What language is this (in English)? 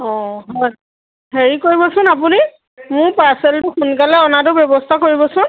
Assamese